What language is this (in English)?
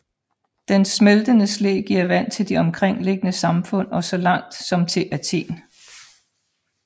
Danish